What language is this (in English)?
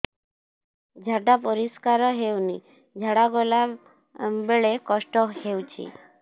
Odia